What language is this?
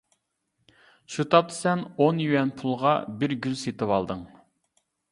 Uyghur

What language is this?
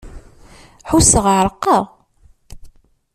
Kabyle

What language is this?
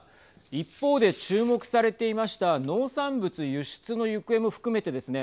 Japanese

